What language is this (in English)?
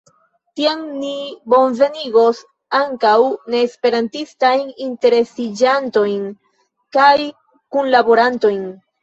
Esperanto